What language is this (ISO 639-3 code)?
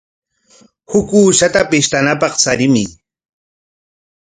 qwa